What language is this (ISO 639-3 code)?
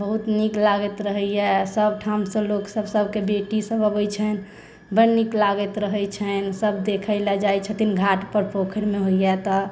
mai